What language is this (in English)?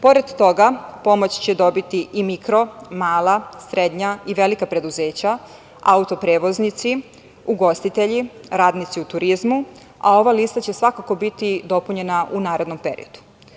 Serbian